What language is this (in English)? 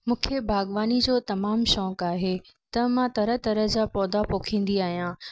Sindhi